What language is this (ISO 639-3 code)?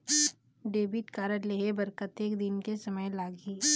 hne